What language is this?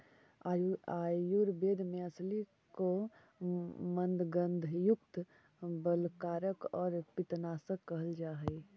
Magahi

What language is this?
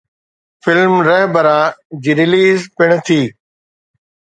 Sindhi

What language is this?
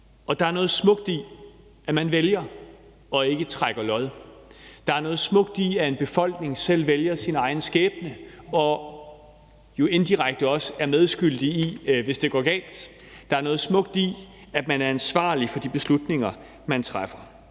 Danish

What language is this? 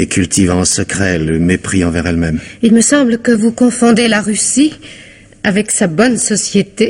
French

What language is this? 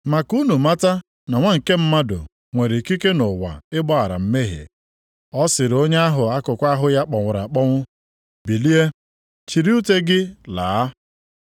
Igbo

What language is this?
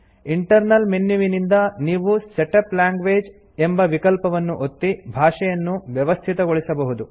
Kannada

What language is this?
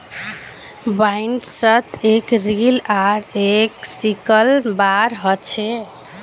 Magahi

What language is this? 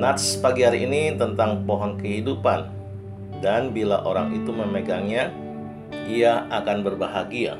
Indonesian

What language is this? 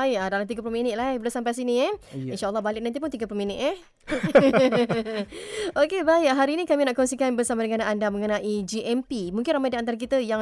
Malay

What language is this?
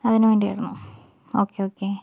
Malayalam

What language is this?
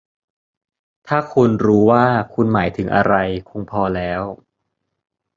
Thai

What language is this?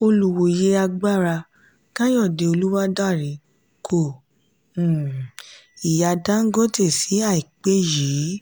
Yoruba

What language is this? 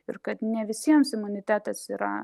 Lithuanian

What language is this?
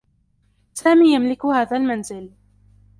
Arabic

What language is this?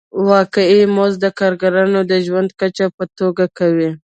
Pashto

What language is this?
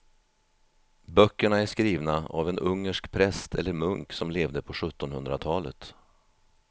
Swedish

